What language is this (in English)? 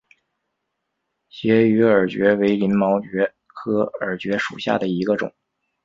Chinese